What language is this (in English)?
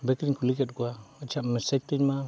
Santali